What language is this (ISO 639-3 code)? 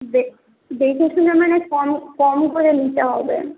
ben